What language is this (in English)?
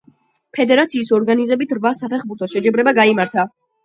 Georgian